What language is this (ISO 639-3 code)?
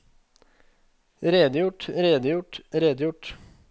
nor